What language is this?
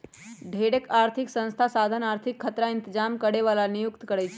Magahi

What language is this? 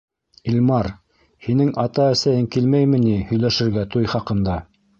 Bashkir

